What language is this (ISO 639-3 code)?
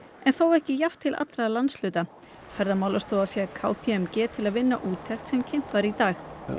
isl